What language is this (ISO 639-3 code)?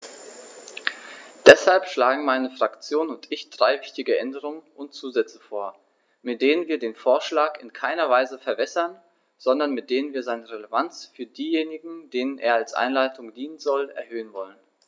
deu